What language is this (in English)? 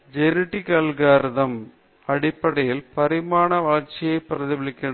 Tamil